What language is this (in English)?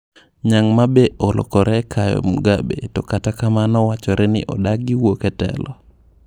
Luo (Kenya and Tanzania)